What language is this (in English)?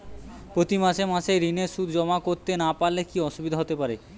Bangla